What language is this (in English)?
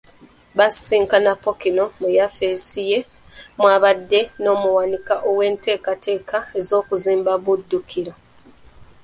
Ganda